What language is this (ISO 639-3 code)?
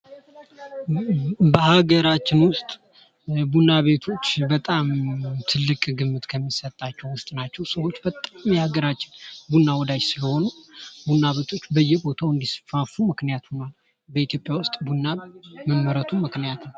amh